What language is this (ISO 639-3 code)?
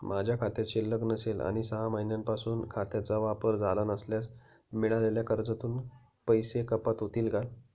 mar